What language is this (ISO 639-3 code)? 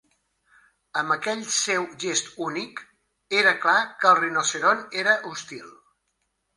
cat